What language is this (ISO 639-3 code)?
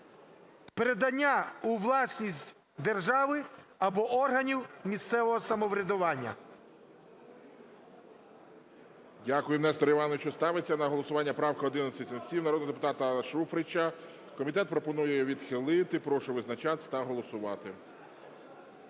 ukr